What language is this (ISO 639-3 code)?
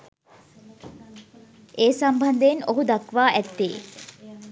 sin